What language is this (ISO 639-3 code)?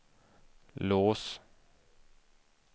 swe